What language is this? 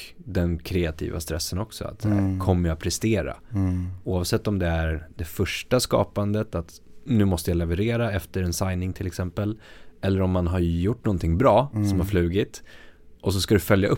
Swedish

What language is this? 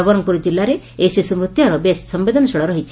Odia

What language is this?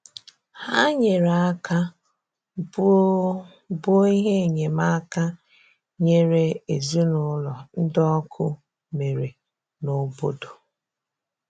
Igbo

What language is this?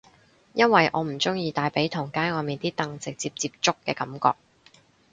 Cantonese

